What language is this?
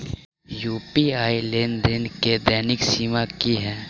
Maithili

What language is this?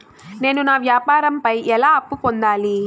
Telugu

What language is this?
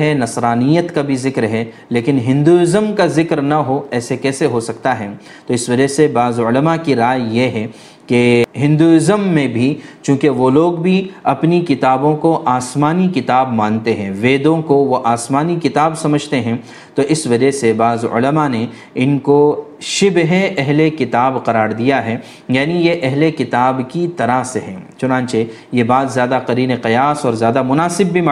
Urdu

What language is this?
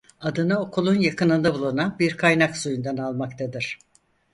Turkish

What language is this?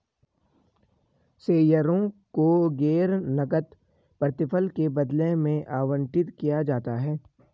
Hindi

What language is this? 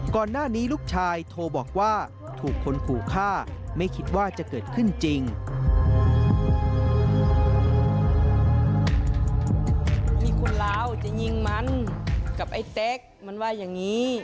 Thai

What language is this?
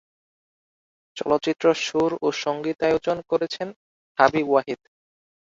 Bangla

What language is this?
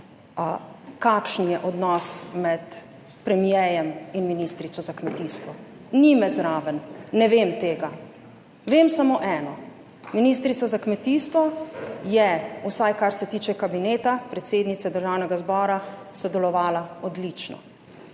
Slovenian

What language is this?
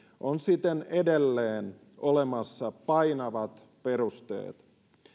Finnish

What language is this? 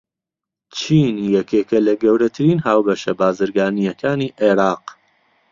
Central Kurdish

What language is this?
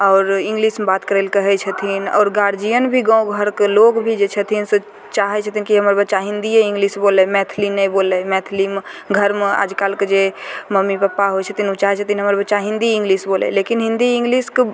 Maithili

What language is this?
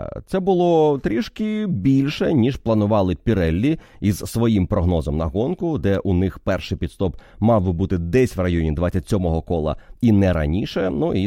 Ukrainian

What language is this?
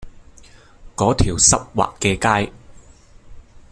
Cantonese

